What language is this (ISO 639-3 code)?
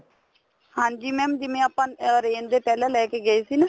pan